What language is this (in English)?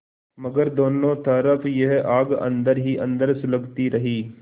Hindi